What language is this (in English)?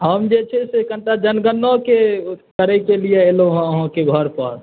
Maithili